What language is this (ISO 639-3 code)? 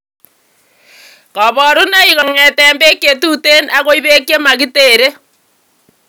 kln